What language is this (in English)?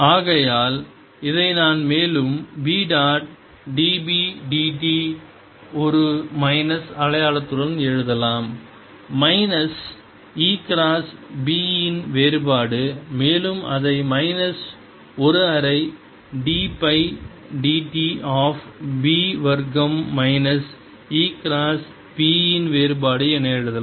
Tamil